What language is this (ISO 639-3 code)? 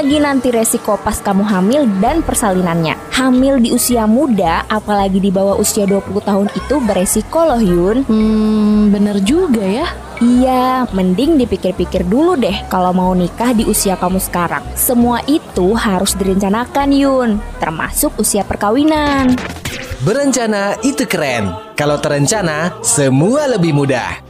ind